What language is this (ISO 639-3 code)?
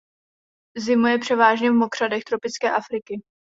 ces